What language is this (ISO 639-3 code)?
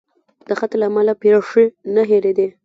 pus